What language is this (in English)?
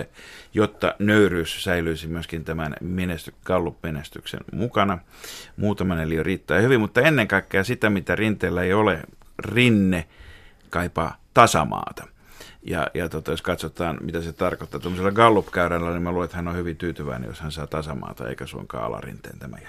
Finnish